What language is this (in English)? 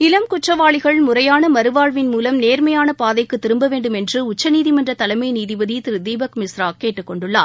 Tamil